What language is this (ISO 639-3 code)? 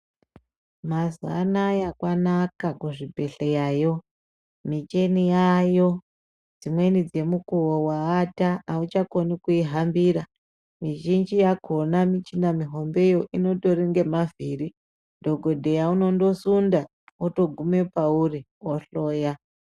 ndc